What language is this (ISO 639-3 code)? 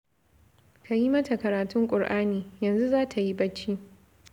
hau